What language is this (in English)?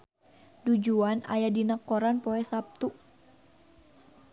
Sundanese